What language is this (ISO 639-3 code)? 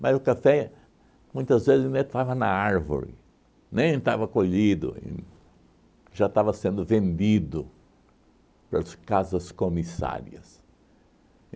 por